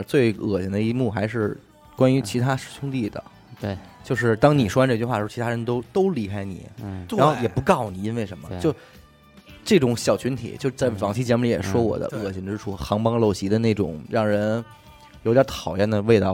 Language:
Chinese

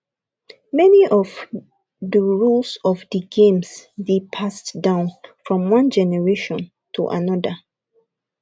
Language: Nigerian Pidgin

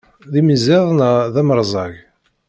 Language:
Kabyle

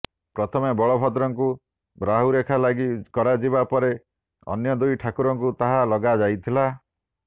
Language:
Odia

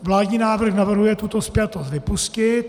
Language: Czech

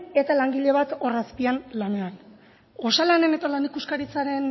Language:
Basque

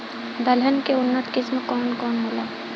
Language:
Bhojpuri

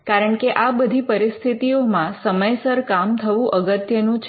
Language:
Gujarati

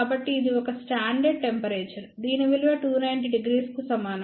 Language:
Telugu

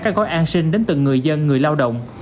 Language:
Vietnamese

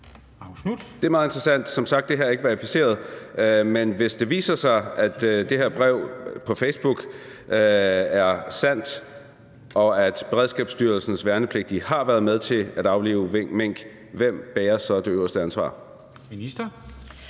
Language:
Danish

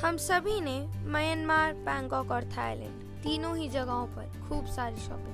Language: Hindi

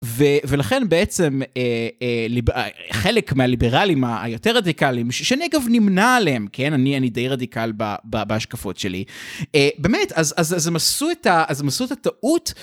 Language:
Hebrew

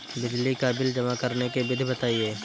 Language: Hindi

